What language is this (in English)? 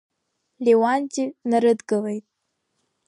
Abkhazian